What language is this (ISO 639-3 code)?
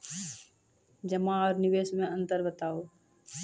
mai